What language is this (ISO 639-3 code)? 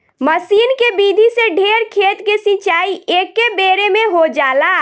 bho